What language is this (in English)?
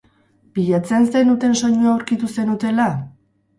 Basque